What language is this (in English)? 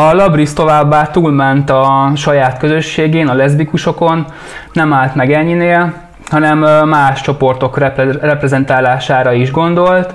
Hungarian